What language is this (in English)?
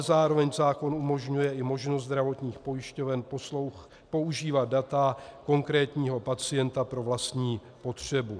Czech